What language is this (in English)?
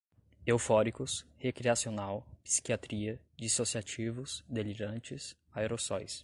Portuguese